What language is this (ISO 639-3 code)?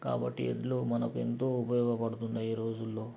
tel